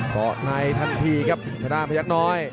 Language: Thai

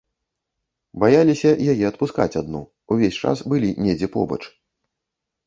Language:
Belarusian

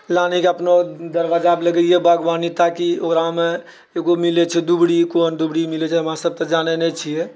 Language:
Maithili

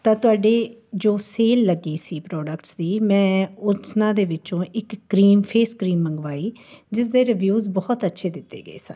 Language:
Punjabi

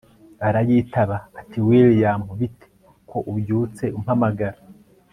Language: Kinyarwanda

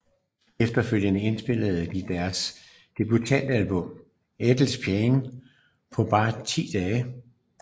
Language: Danish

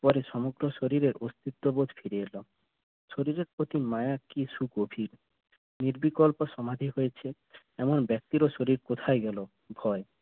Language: Bangla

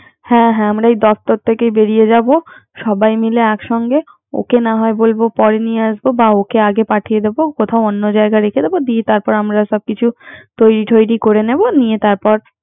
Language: Bangla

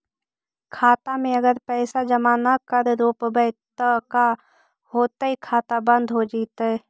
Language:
Magahi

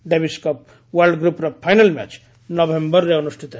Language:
Odia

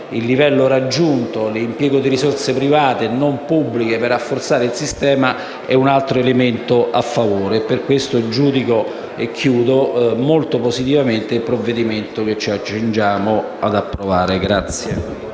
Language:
Italian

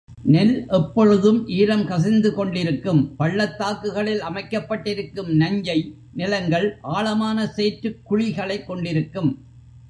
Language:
Tamil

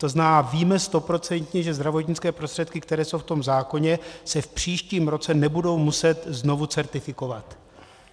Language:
Czech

